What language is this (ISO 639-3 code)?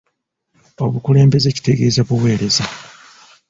lug